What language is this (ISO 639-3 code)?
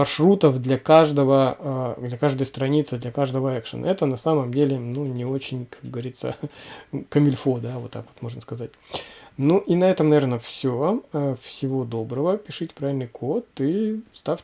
rus